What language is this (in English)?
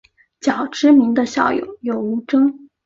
Chinese